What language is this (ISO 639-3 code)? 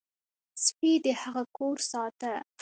pus